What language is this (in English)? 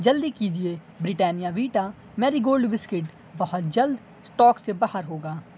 Urdu